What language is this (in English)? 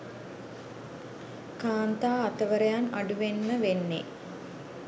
Sinhala